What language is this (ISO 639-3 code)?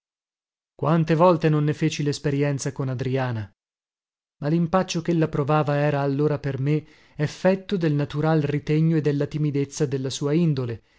ita